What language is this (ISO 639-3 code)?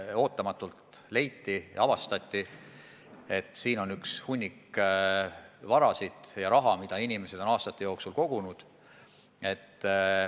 est